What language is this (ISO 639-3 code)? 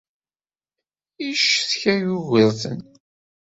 kab